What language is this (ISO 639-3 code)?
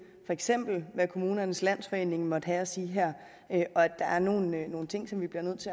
dan